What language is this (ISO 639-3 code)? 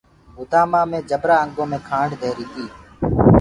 ggg